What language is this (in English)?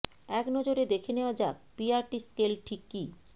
Bangla